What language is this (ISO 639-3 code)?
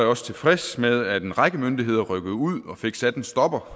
dan